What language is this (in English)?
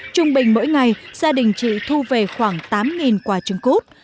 Vietnamese